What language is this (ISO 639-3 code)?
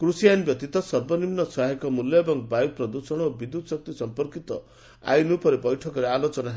ori